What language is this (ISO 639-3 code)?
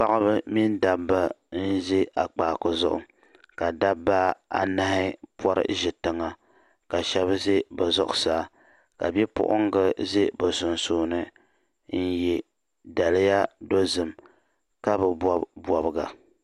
dag